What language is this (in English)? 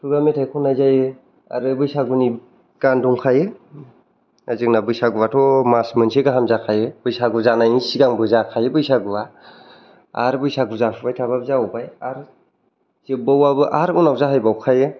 Bodo